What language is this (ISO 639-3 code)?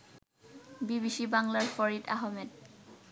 ben